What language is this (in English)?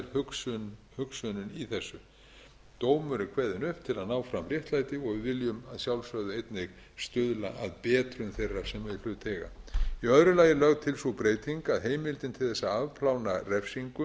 Icelandic